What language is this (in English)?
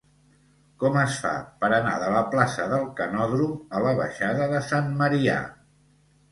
Catalan